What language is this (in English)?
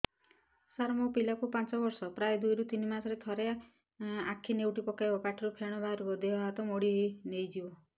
Odia